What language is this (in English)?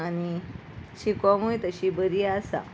Konkani